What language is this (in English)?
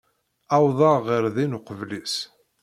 Kabyle